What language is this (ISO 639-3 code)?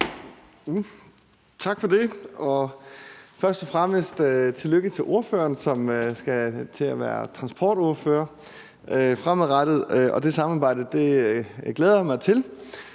dan